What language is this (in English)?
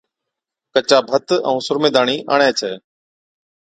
Od